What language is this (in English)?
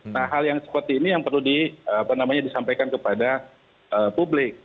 Indonesian